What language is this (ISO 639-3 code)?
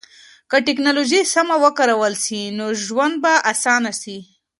pus